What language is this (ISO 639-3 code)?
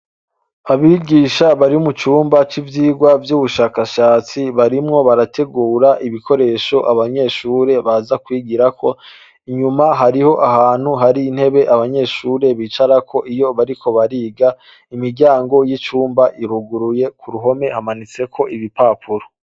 run